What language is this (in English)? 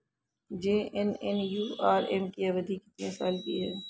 Hindi